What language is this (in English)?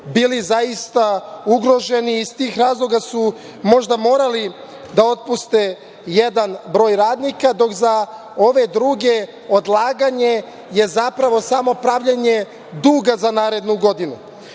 Serbian